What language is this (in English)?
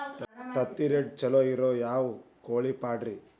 Kannada